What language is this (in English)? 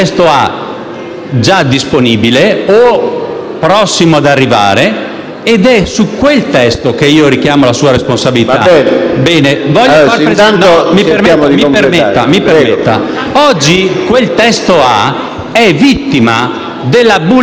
Italian